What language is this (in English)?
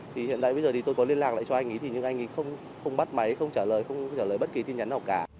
Vietnamese